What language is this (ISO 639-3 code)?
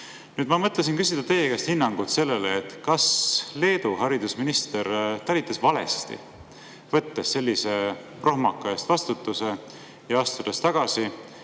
est